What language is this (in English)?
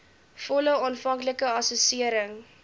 Afrikaans